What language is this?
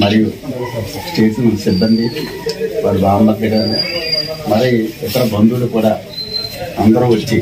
Telugu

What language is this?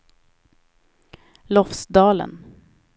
Swedish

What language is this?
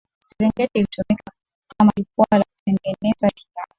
Swahili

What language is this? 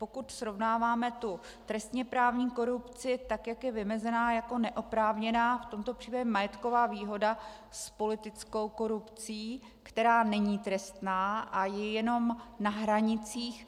Czech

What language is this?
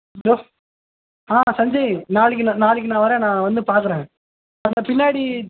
Tamil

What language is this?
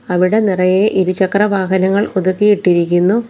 Malayalam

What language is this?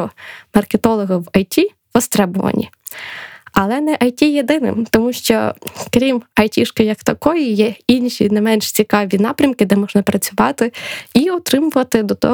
Ukrainian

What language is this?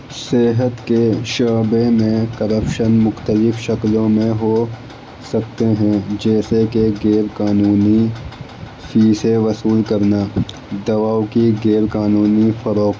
Urdu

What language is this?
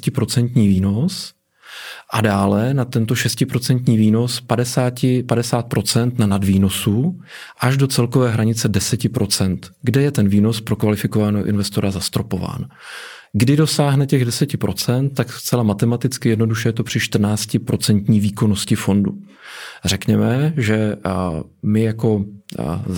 Czech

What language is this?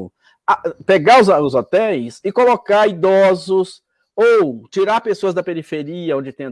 Portuguese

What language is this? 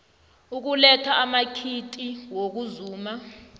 South Ndebele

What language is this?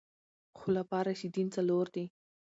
Pashto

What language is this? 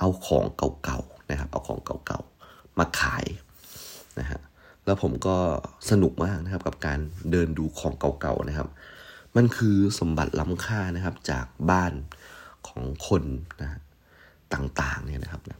Thai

